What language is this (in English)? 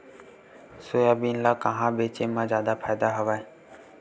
Chhattisgarhi